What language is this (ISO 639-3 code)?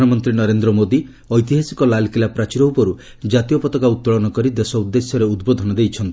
ori